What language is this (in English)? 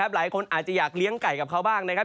Thai